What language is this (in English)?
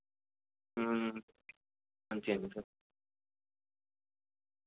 Dogri